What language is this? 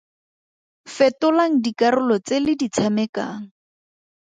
Tswana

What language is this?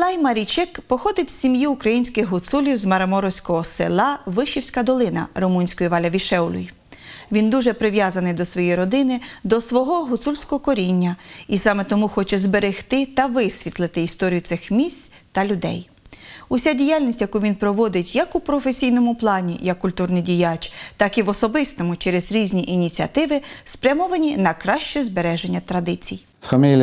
Ukrainian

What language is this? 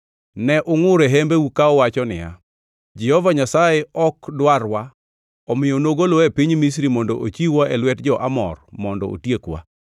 Luo (Kenya and Tanzania)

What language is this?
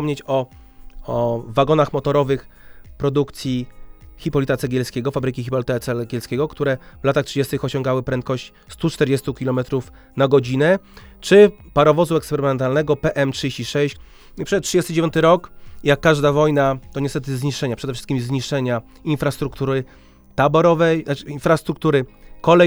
Polish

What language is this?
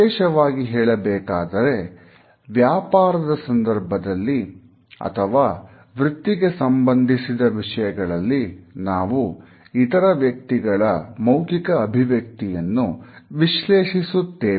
Kannada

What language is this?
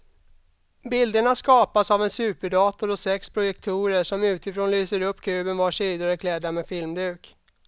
Swedish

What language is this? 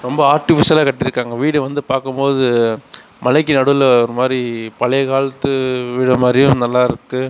Tamil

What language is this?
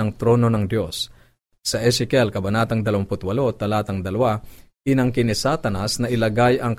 Filipino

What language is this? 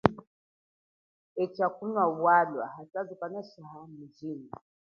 Chokwe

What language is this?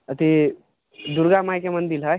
Maithili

